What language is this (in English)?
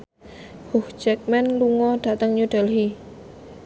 Javanese